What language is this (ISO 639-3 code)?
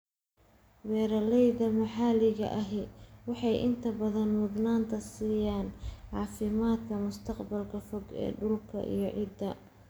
som